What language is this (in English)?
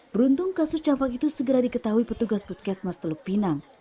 Indonesian